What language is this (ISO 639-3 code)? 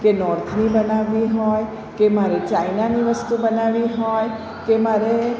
guj